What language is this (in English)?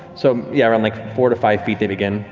English